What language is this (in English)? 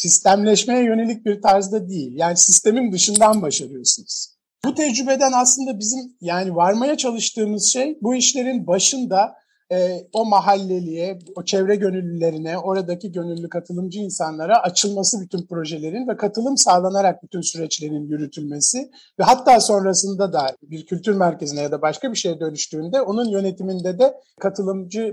Turkish